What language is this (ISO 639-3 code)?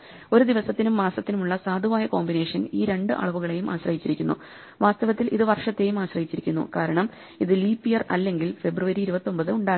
mal